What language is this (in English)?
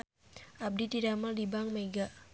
Sundanese